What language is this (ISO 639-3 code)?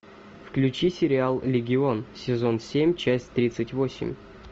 rus